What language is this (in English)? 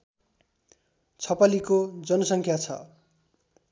Nepali